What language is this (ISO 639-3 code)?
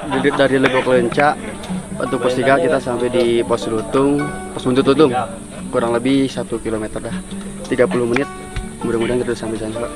ind